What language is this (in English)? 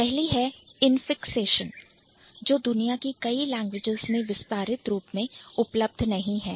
Hindi